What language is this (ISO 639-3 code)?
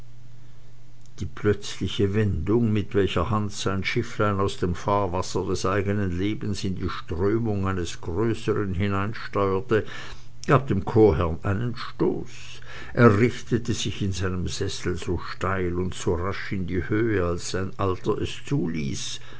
deu